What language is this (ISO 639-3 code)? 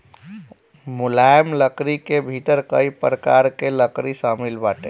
bho